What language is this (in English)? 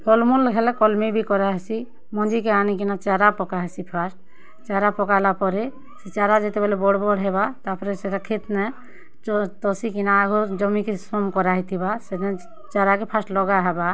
Odia